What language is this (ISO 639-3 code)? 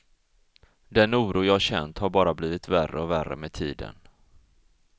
swe